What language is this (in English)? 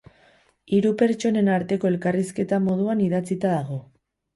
Basque